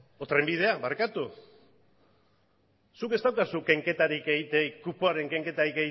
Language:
Basque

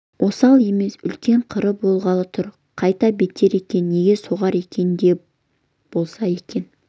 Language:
Kazakh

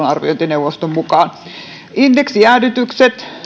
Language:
Finnish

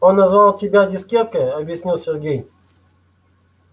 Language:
Russian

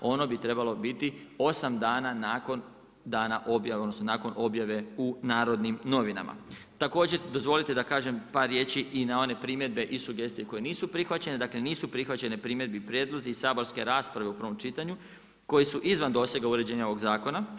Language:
Croatian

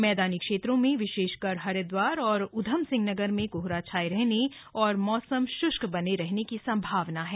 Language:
Hindi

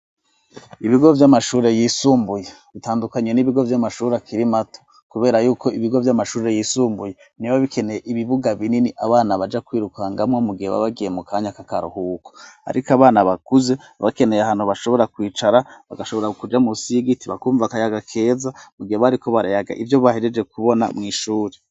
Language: Rundi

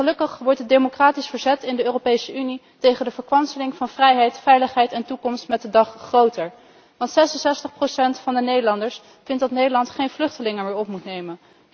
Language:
Dutch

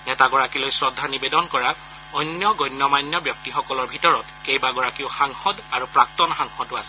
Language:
Assamese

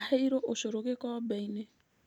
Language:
Kikuyu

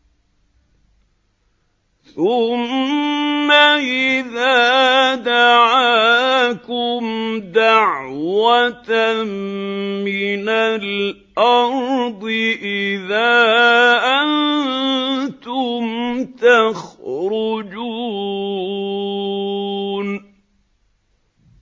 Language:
Arabic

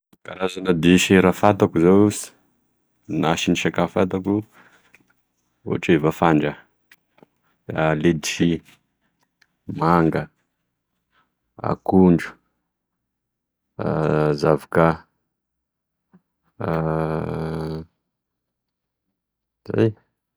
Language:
Tesaka Malagasy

